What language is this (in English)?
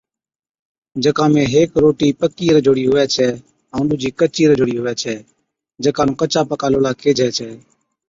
Od